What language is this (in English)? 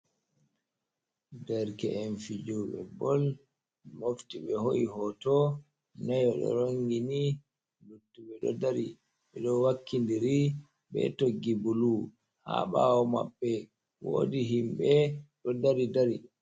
Fula